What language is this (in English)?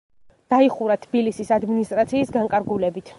Georgian